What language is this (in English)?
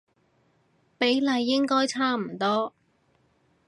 Cantonese